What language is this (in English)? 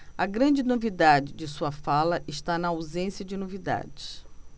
Portuguese